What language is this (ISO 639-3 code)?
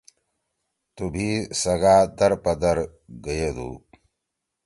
trw